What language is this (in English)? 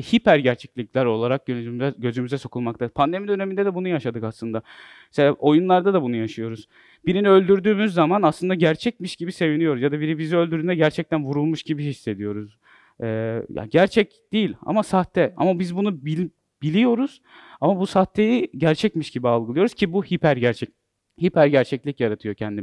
Turkish